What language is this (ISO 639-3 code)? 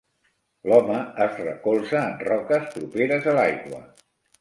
cat